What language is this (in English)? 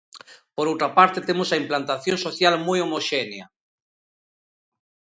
Galician